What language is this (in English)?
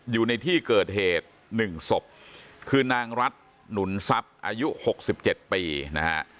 Thai